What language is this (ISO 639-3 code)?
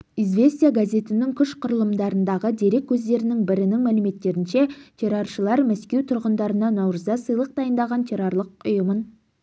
kaz